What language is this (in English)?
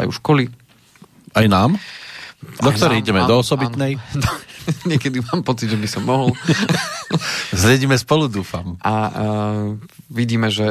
Slovak